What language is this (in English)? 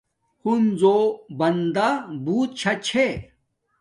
Domaaki